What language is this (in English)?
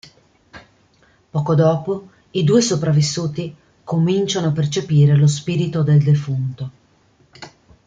Italian